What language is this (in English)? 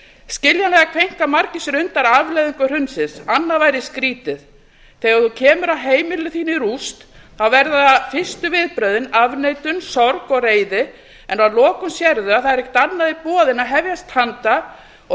Icelandic